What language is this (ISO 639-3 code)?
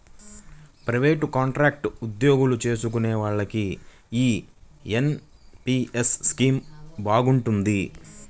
tel